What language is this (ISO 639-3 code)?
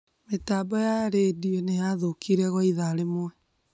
kik